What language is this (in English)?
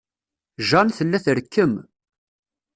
Kabyle